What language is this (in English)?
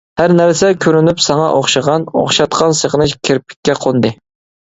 Uyghur